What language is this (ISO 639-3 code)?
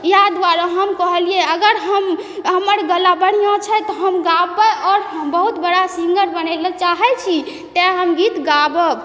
mai